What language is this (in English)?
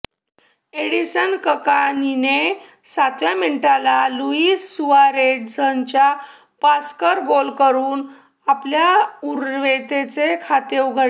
Marathi